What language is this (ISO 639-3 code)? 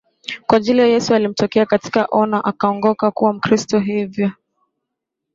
swa